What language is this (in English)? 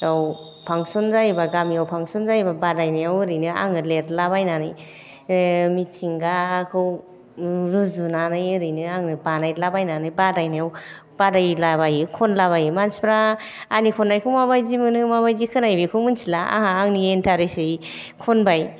Bodo